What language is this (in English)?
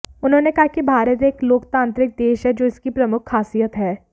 Hindi